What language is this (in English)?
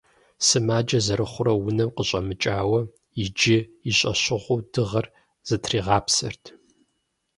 Kabardian